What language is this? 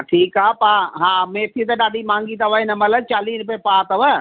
Sindhi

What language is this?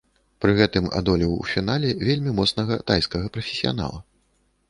Belarusian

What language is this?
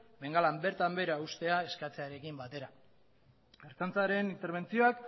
Basque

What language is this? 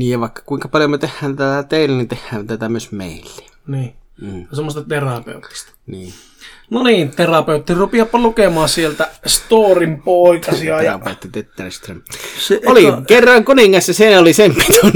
Finnish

